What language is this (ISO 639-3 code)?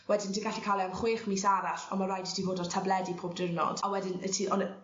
cym